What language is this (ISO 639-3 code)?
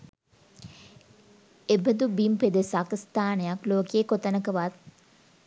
sin